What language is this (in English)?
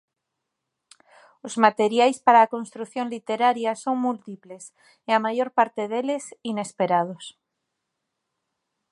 Galician